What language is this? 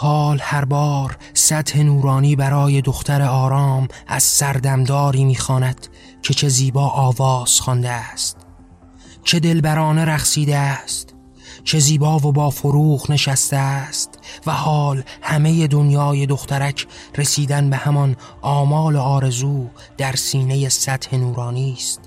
Persian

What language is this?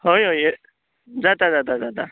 Konkani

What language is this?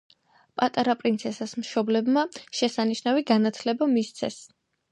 Georgian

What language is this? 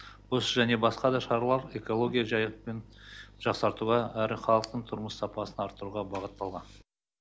Kazakh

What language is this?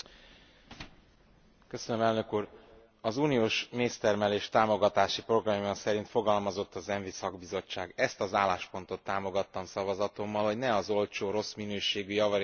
Hungarian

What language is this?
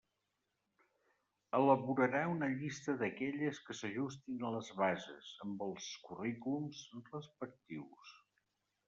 Catalan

